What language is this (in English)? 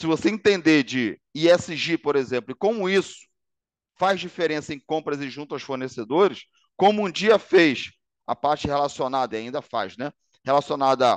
Portuguese